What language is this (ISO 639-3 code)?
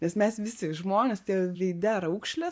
lit